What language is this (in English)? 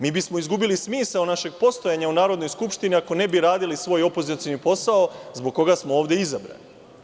Serbian